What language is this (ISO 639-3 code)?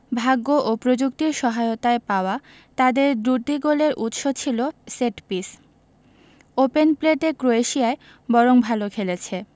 ben